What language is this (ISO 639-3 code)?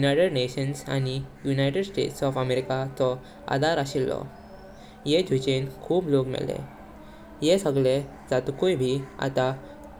kok